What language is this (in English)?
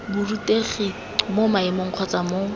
Tswana